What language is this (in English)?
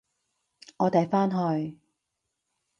Cantonese